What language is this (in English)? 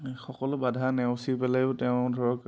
Assamese